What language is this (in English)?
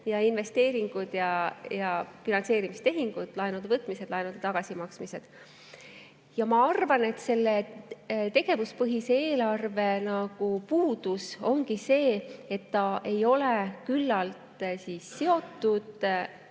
Estonian